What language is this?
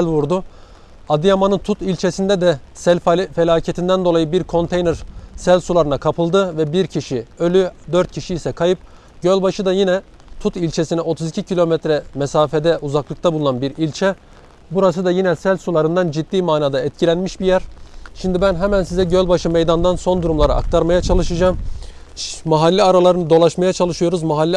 Turkish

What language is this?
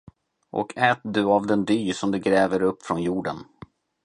Swedish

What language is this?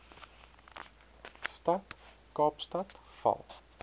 Afrikaans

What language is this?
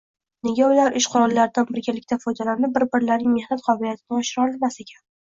Uzbek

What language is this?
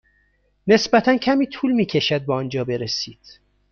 Persian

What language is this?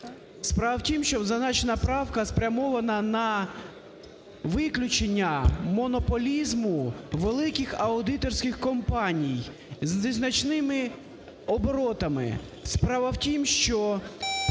Ukrainian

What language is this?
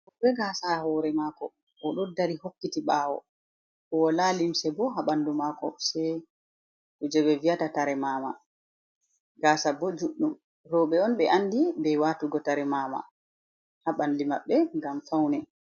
Fula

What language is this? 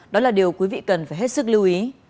Vietnamese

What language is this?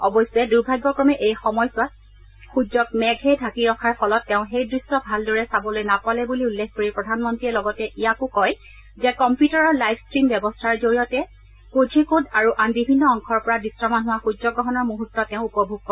Assamese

